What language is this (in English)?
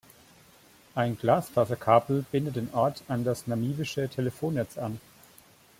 German